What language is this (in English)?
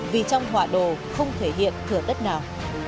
Vietnamese